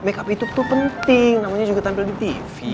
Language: Indonesian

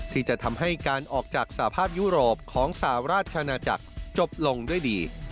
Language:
Thai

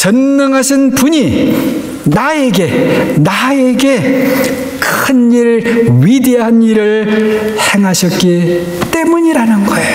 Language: Korean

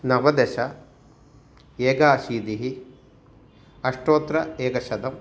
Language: Sanskrit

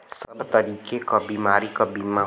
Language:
Bhojpuri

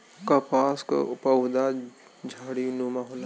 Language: Bhojpuri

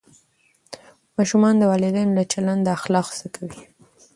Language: Pashto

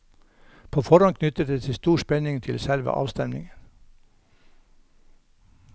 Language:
Norwegian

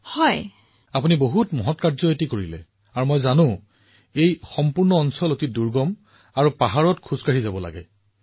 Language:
Assamese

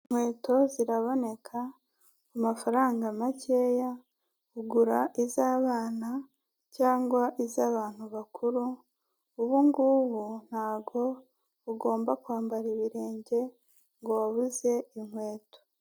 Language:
Kinyarwanda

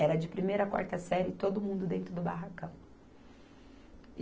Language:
Portuguese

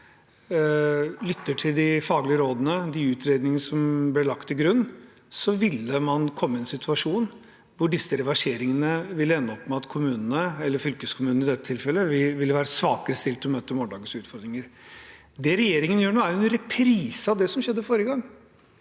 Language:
Norwegian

